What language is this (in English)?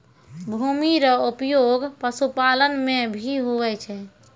Maithili